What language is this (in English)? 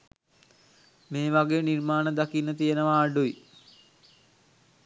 Sinhala